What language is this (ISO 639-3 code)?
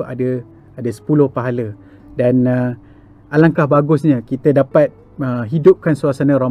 msa